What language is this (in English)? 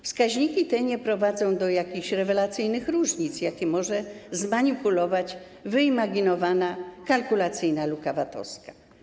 Polish